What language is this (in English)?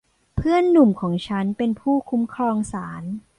Thai